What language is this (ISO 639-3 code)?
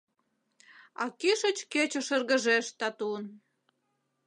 chm